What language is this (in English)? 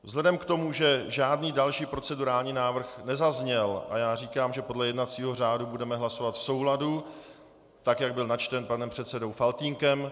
Czech